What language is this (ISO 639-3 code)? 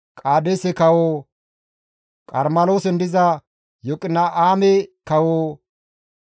gmv